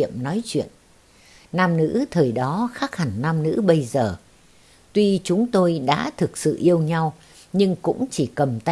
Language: Vietnamese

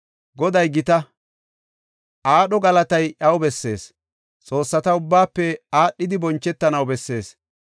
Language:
Gofa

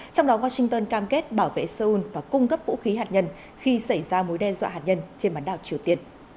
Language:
Vietnamese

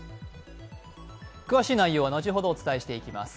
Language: Japanese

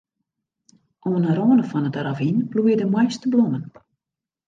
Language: Western Frisian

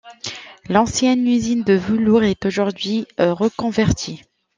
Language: French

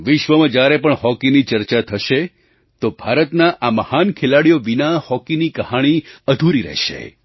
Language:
Gujarati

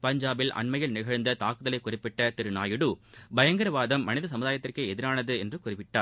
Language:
Tamil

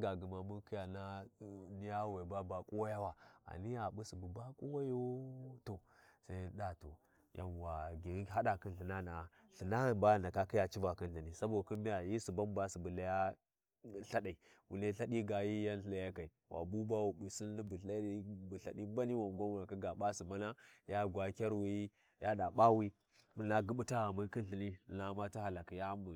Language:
Warji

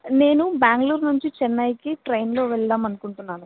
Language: Telugu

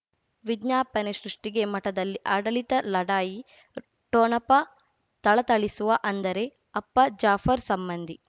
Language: Kannada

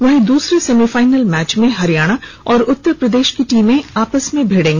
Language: Hindi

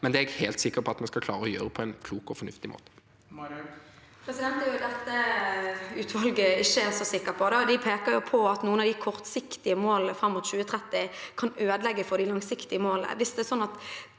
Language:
Norwegian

